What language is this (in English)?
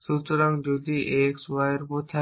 Bangla